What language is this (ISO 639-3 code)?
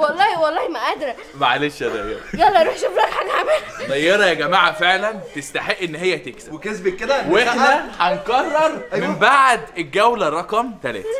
ara